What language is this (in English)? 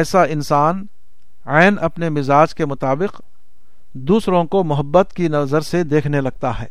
Urdu